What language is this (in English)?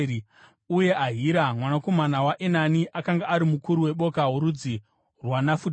Shona